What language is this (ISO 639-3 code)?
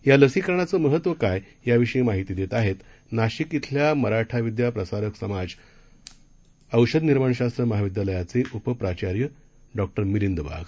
mar